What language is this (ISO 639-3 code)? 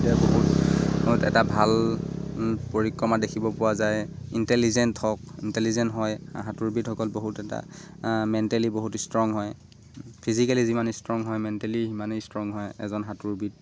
asm